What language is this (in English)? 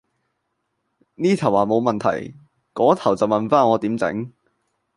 Cantonese